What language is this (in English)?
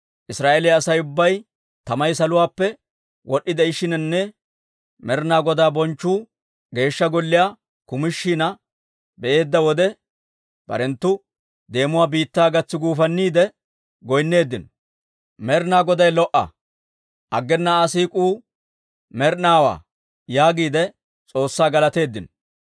Dawro